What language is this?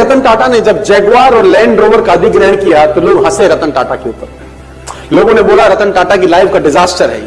Hindi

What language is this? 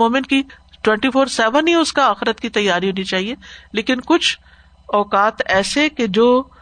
Urdu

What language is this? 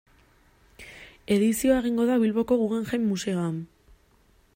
Basque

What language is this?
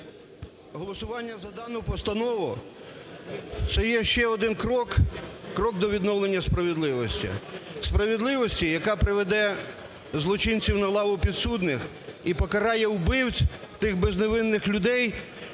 Ukrainian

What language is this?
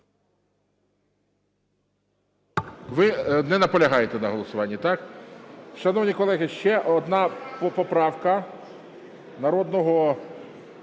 Ukrainian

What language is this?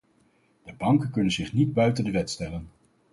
Dutch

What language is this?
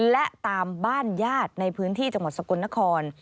Thai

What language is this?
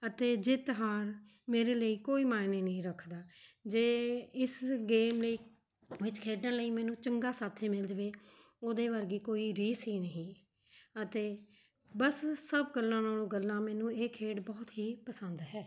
Punjabi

